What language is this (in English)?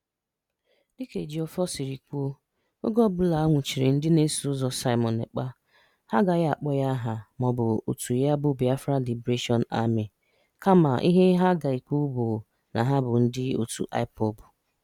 Igbo